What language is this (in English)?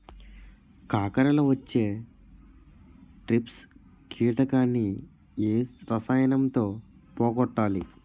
Telugu